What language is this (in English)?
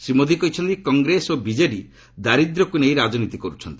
Odia